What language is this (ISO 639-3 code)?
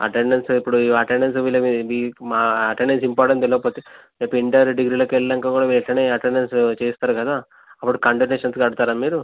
tel